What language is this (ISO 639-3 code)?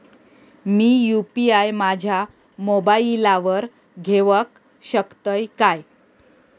mar